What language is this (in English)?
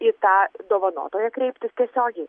Lithuanian